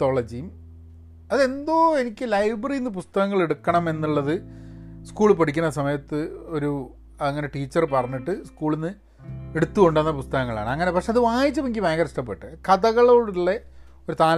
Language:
Malayalam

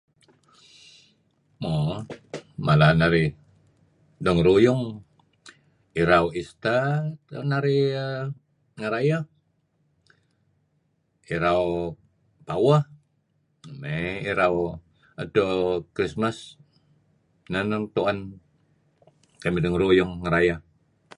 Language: Kelabit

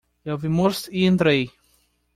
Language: Portuguese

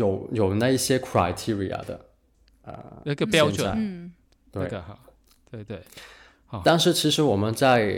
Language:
Chinese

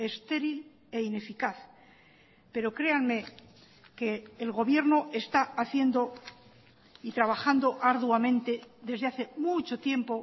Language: Spanish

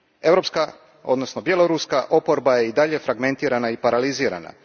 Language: Croatian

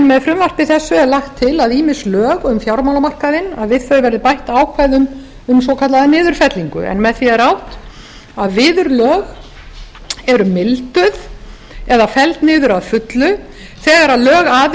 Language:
Icelandic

